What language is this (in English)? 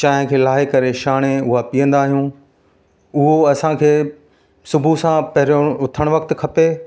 Sindhi